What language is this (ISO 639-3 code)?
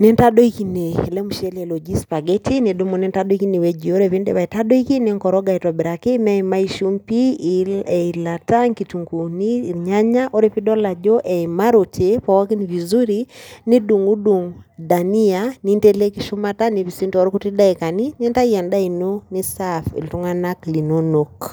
mas